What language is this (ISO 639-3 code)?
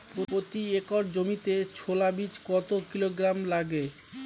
ben